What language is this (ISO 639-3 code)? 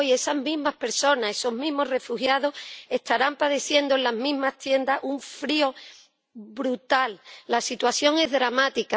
spa